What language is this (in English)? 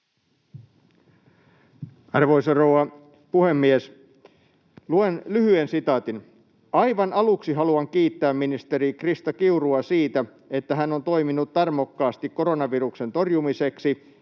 Finnish